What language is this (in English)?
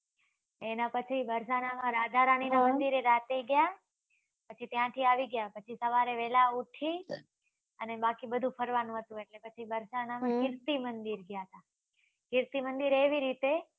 Gujarati